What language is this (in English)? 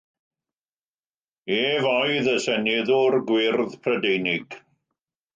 Welsh